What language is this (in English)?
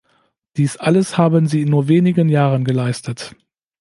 German